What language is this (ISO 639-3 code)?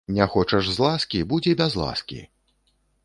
bel